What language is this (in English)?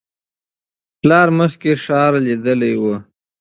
Pashto